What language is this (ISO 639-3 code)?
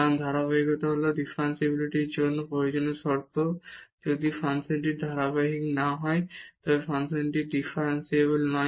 ben